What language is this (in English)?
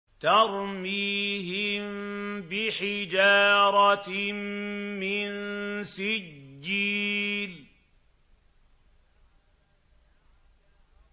Arabic